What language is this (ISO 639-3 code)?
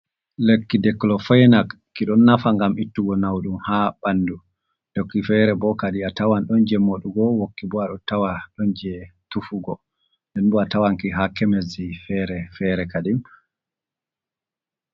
ful